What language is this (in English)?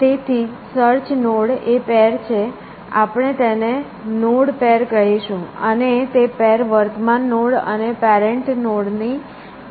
Gujarati